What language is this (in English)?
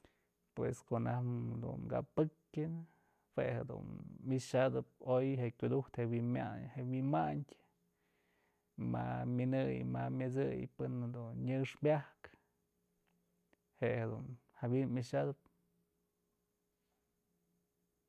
Mazatlán Mixe